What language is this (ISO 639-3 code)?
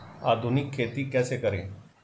hin